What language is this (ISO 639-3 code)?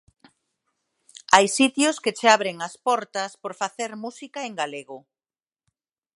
glg